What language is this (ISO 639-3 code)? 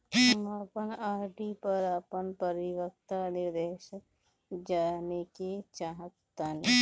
bho